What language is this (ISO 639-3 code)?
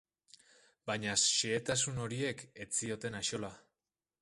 eus